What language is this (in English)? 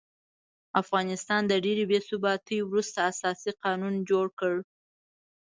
Pashto